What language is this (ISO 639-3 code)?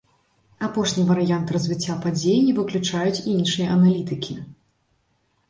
bel